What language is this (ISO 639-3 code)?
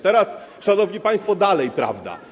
pol